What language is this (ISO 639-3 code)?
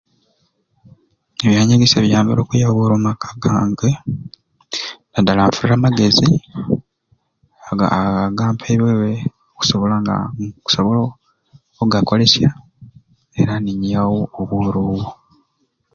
ruc